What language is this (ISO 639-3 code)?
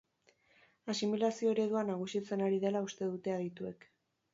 eus